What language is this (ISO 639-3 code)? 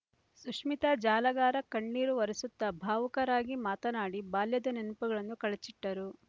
kan